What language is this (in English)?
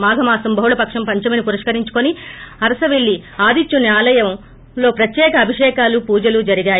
Telugu